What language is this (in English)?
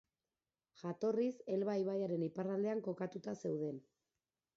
Basque